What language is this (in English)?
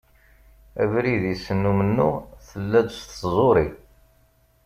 Kabyle